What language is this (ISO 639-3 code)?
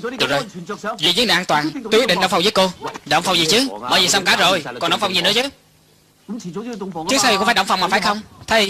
vie